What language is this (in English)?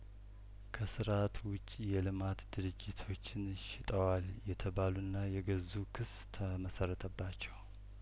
Amharic